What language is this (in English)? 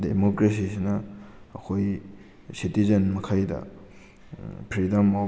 Manipuri